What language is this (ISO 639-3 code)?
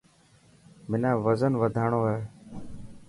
mki